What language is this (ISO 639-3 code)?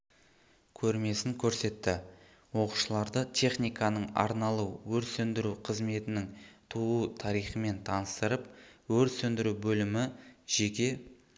kaz